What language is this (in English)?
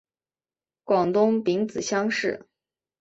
Chinese